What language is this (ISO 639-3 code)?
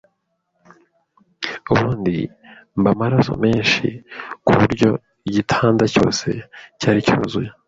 kin